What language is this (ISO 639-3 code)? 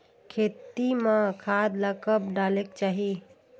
hne